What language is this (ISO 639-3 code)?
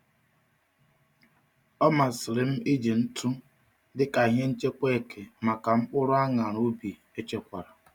ibo